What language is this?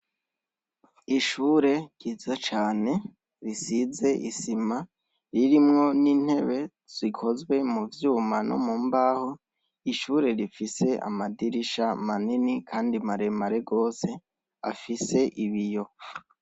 Rundi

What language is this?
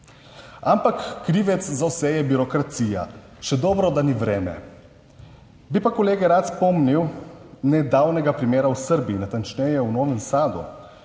Slovenian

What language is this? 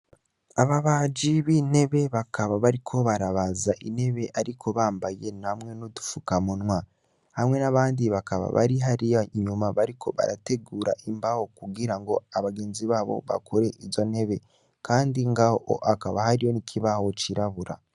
Rundi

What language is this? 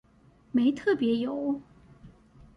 Chinese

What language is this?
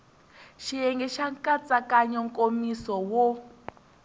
Tsonga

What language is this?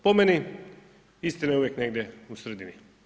Croatian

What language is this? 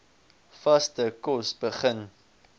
Afrikaans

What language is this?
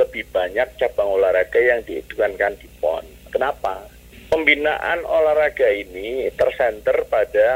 Indonesian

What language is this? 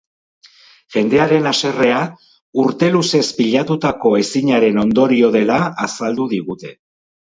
Basque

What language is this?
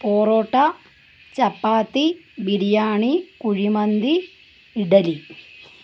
Malayalam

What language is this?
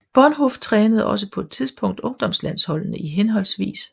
Danish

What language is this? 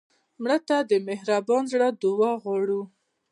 Pashto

